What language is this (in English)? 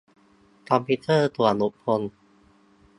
Thai